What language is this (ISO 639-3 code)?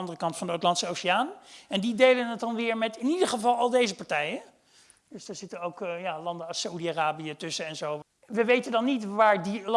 nld